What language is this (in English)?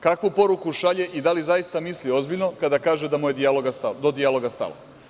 Serbian